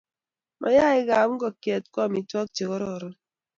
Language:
Kalenjin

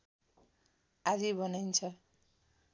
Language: Nepali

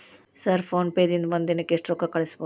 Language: Kannada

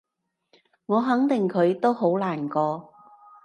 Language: Cantonese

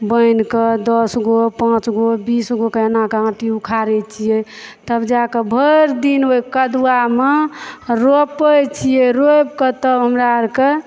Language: Maithili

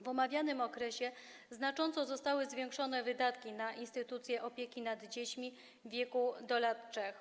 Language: Polish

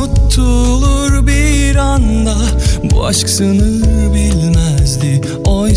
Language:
Turkish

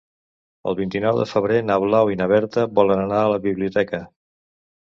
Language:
Catalan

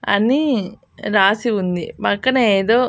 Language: Telugu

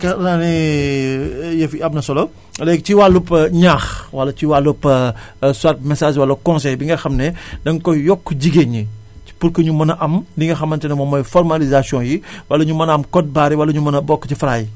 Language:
Wolof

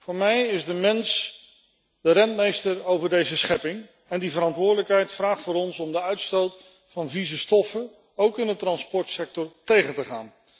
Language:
Dutch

